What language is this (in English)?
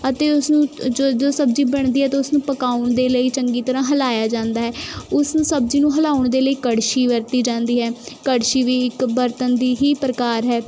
Punjabi